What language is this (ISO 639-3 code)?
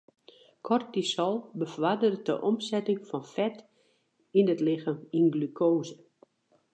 fry